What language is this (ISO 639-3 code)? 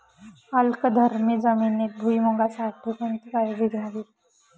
mar